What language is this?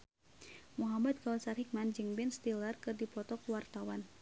Sundanese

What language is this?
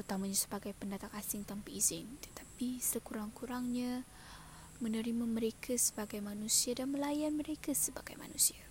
Malay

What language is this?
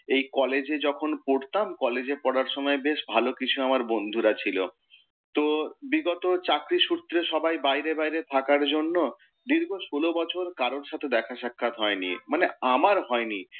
Bangla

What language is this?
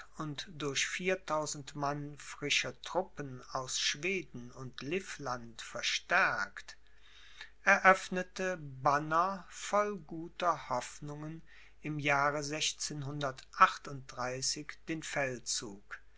German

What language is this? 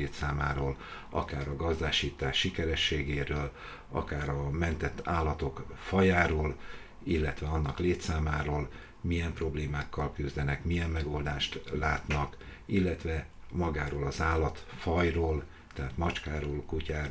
Hungarian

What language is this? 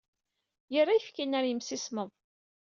Kabyle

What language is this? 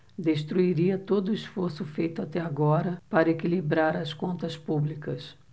Portuguese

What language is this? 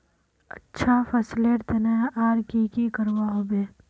Magahi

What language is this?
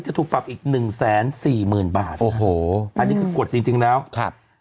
Thai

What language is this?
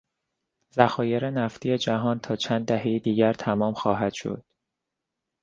Persian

